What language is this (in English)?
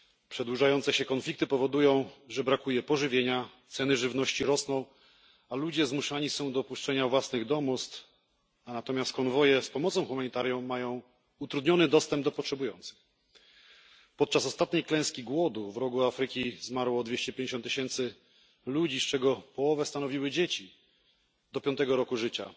Polish